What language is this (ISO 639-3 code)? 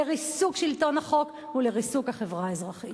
heb